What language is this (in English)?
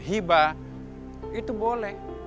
Indonesian